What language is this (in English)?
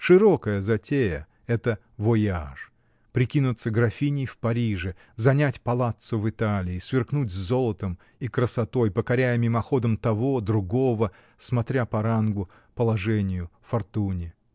Russian